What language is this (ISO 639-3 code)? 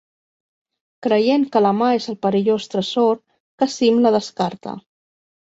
cat